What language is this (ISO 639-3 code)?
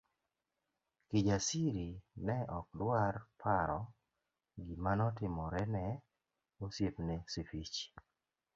luo